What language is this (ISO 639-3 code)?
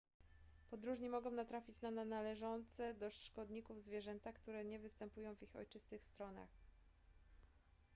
pol